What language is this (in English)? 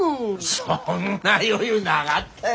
Japanese